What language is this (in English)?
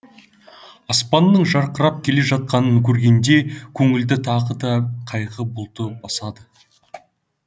Kazakh